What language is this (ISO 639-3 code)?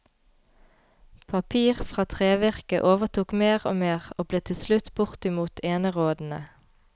nor